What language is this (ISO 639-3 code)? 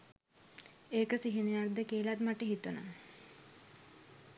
sin